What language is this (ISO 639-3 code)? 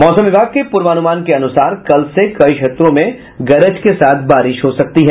hin